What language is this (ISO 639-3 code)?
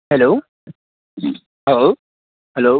mar